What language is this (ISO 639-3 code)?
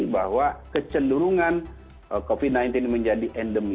ind